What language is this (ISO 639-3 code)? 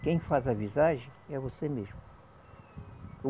por